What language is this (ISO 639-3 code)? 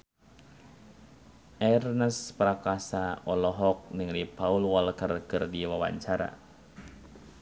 sun